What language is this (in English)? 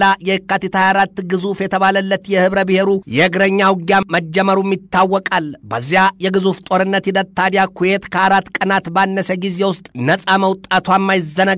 Arabic